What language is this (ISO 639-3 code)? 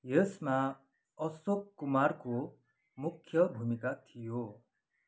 nep